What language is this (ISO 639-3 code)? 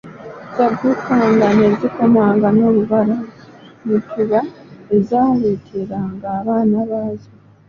lug